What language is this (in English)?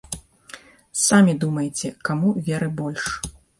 Belarusian